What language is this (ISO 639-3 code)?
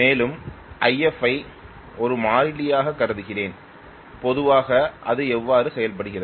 tam